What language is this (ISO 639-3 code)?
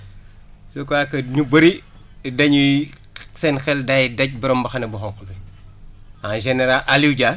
wol